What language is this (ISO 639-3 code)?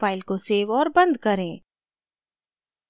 hin